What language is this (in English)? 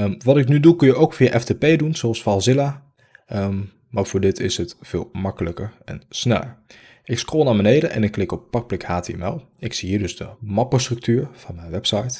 Dutch